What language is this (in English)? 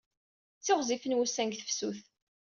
Kabyle